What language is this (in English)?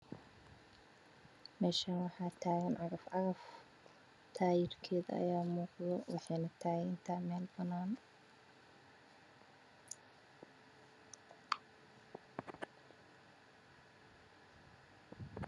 Somali